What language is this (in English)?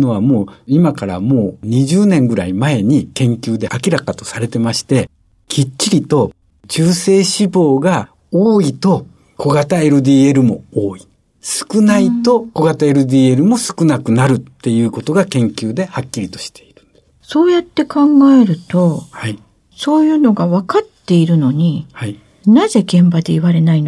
Japanese